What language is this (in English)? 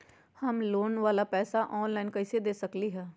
Magahi